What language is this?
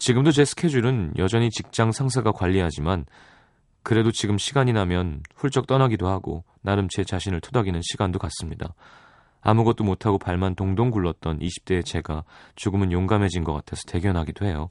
Korean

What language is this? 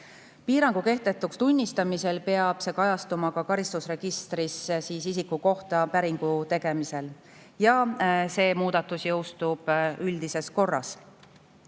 Estonian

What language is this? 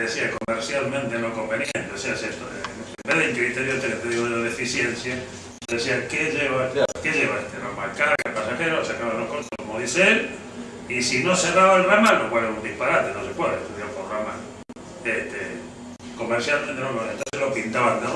Spanish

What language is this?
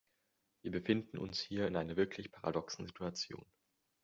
German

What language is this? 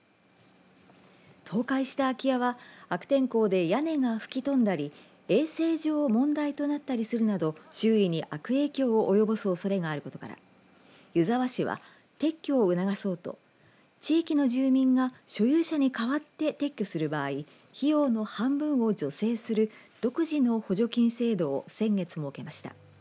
Japanese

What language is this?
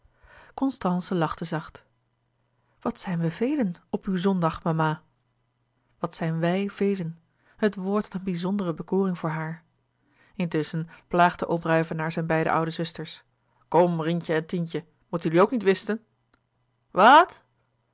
Dutch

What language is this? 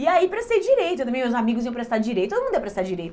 Portuguese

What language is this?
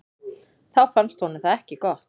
Icelandic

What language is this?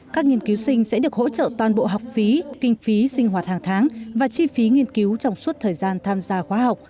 Vietnamese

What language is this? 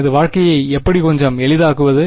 Tamil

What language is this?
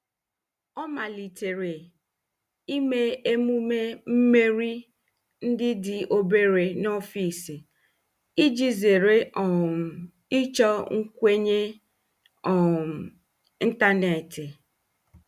Igbo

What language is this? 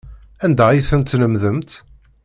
Kabyle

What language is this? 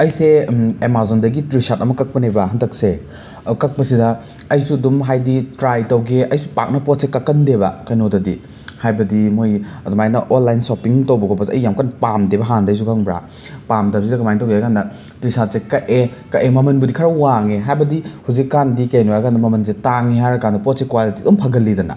Manipuri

